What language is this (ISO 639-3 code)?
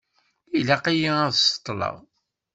kab